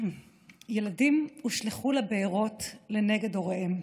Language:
Hebrew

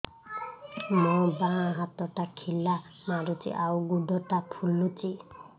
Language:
Odia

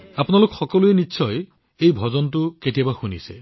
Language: Assamese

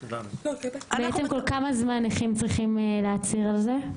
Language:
Hebrew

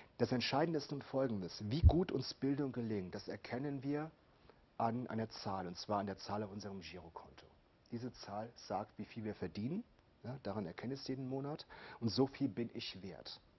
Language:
German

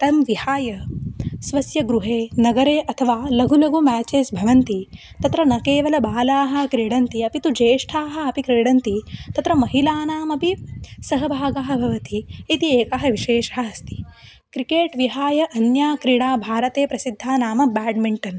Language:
Sanskrit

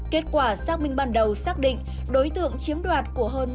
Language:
Vietnamese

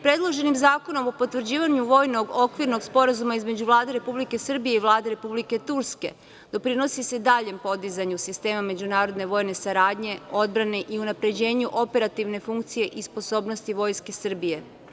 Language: Serbian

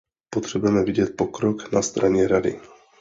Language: Czech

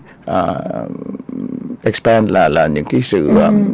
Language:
Vietnamese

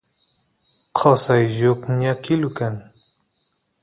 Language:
Santiago del Estero Quichua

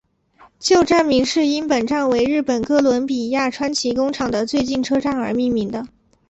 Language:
Chinese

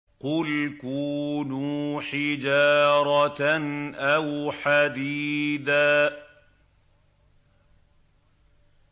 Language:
Arabic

